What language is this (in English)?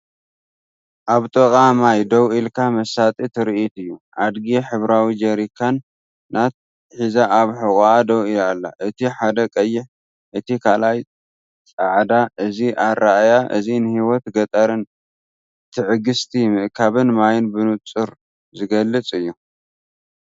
Tigrinya